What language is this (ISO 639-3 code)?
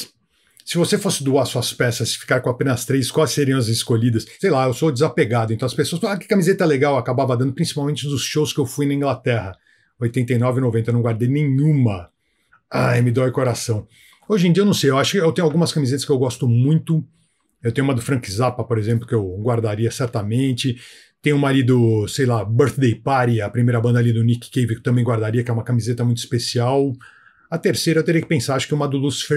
por